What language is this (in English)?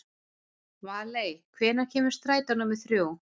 Icelandic